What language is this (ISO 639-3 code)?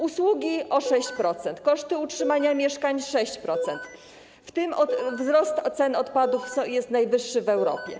pol